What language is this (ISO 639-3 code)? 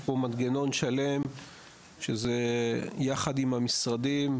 heb